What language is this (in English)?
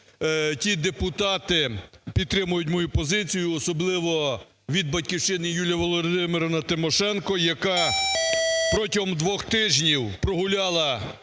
Ukrainian